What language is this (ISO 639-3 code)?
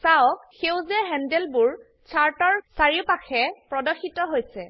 asm